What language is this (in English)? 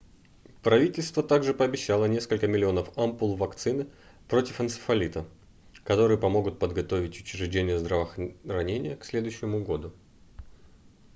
Russian